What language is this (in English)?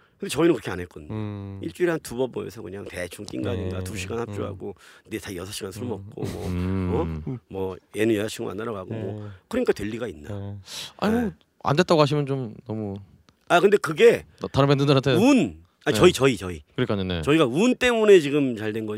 Korean